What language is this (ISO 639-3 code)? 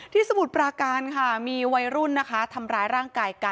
tha